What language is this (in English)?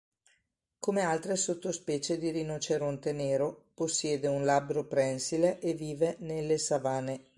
Italian